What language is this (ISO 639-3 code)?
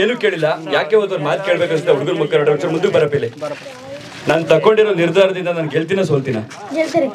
ara